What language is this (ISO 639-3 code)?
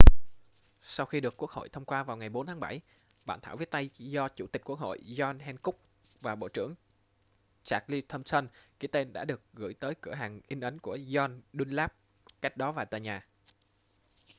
vie